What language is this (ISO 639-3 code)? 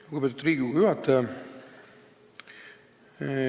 est